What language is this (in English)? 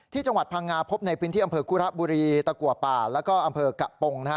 Thai